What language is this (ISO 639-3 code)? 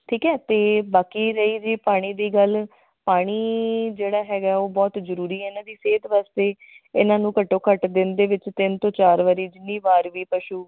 pan